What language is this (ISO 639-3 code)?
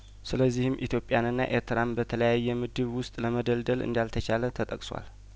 amh